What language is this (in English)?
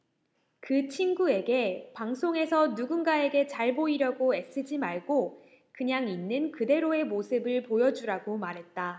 Korean